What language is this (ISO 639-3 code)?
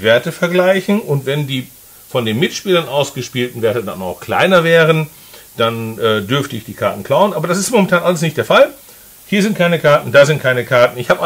deu